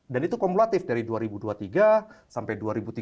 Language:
Indonesian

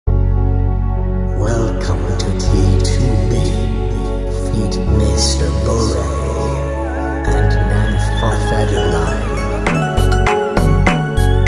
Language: English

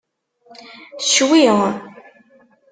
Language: Kabyle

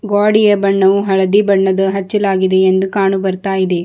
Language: Kannada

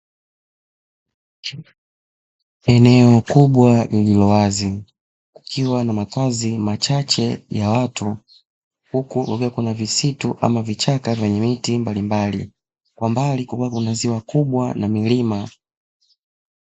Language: Swahili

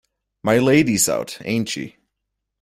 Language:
English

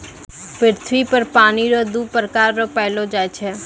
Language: Maithili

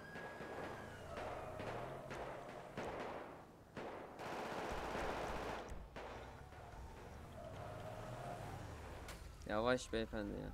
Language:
Turkish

